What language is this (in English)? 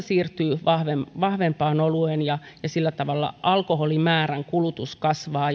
Finnish